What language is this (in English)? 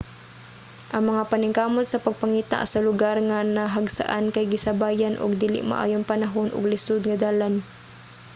Cebuano